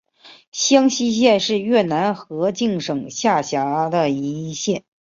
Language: Chinese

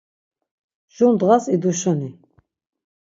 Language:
Laz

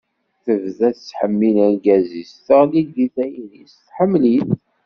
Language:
Kabyle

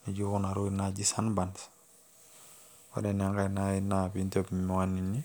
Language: Masai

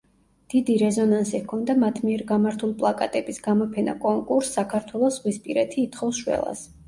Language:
Georgian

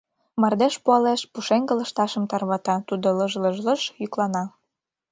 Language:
Mari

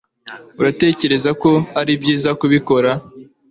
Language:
Kinyarwanda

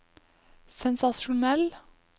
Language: Norwegian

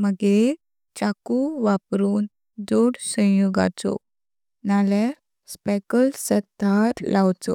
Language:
Konkani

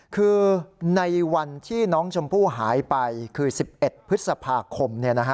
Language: Thai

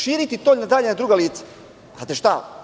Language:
Serbian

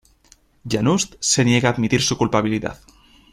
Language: Spanish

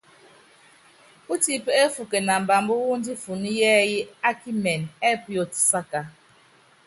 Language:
Yangben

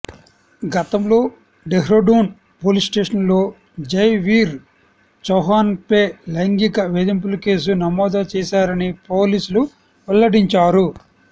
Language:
Telugu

